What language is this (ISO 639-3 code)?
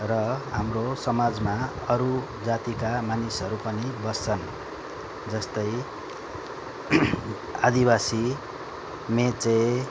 nep